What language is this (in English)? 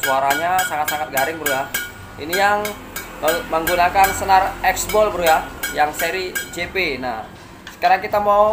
Indonesian